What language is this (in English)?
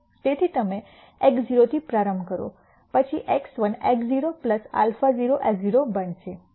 Gujarati